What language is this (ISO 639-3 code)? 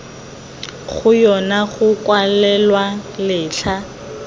tsn